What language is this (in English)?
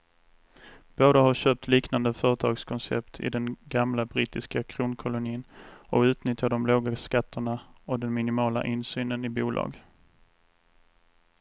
Swedish